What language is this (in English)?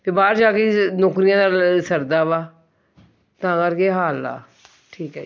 Punjabi